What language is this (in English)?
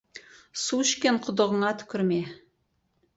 Kazakh